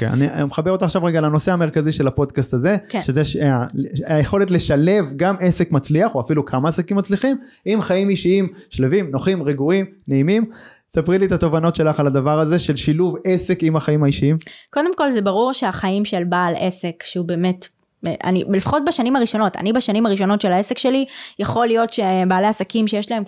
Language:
Hebrew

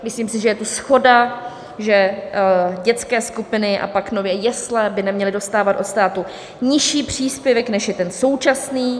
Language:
Czech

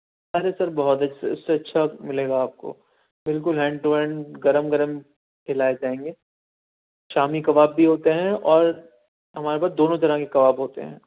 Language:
Urdu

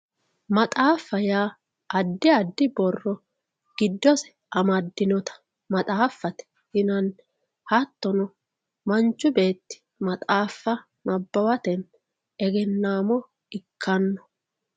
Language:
Sidamo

